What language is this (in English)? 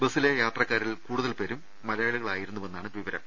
Malayalam